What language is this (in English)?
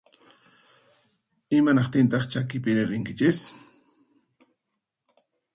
Puno Quechua